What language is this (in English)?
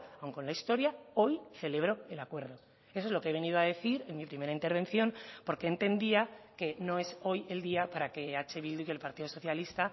Spanish